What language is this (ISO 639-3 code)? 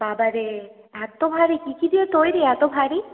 ben